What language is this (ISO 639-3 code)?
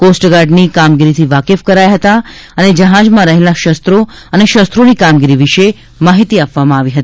guj